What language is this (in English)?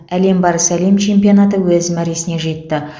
Kazakh